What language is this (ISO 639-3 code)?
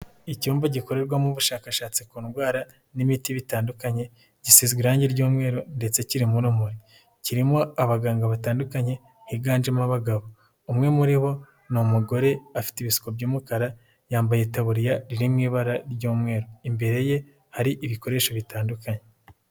kin